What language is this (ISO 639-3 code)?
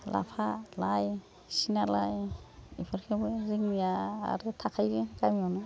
brx